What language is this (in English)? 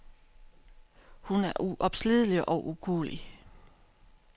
Danish